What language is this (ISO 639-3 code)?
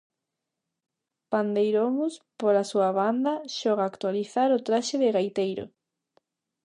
glg